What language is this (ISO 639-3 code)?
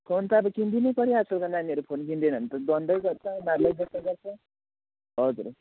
nep